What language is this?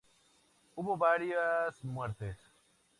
Spanish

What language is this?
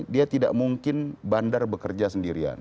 Indonesian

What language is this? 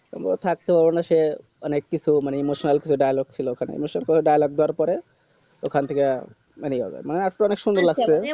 Bangla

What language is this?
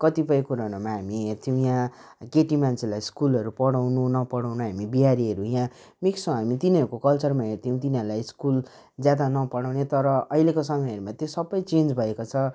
Nepali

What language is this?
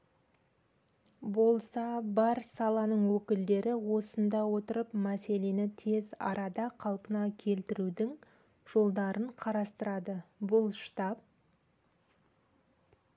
Kazakh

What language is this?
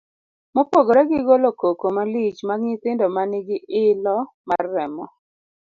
Luo (Kenya and Tanzania)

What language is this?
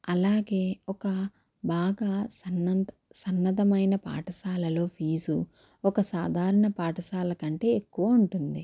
Telugu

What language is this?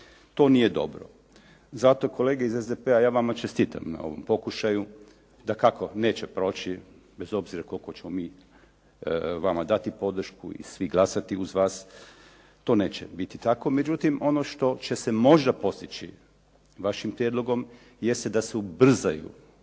Croatian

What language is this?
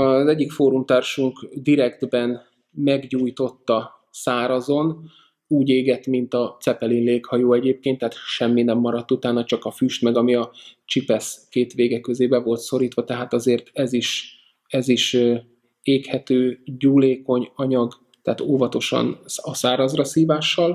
Hungarian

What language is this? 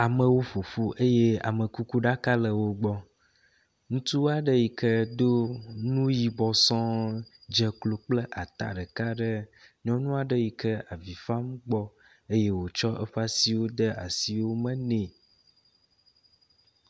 Ewe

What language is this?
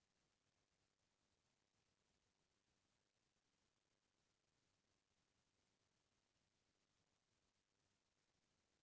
Chhattisgarhi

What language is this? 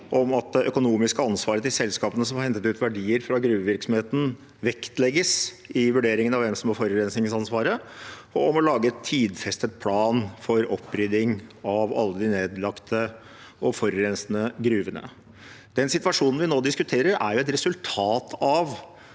Norwegian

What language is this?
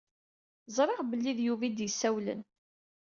Kabyle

